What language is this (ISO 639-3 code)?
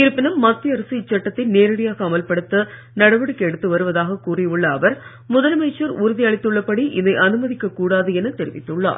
tam